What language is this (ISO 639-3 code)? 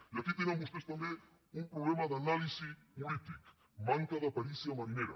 cat